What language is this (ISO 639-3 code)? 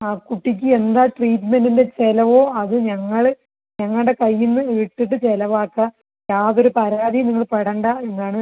mal